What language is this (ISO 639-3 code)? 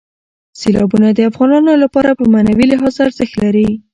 pus